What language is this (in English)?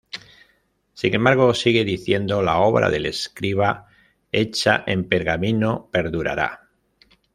Spanish